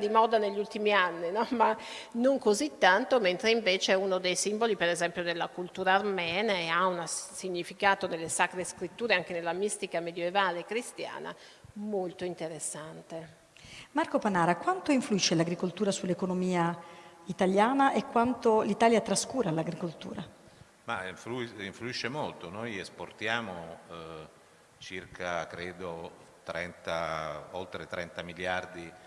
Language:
Italian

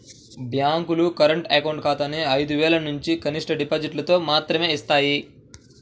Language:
Telugu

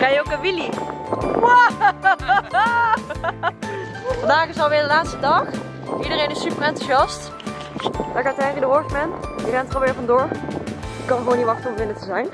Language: Dutch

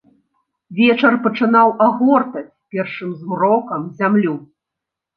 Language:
Belarusian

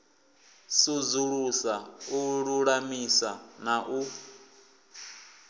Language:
Venda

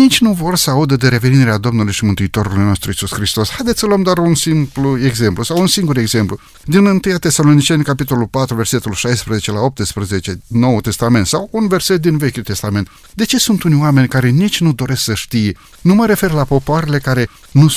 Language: Romanian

